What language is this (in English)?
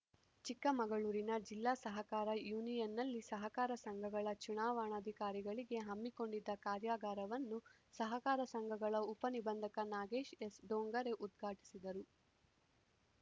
Kannada